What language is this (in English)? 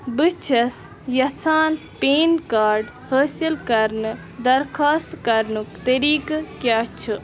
Kashmiri